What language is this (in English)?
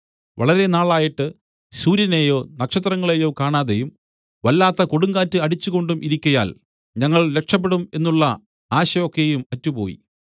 Malayalam